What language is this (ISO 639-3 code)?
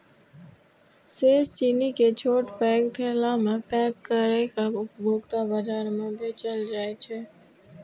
mai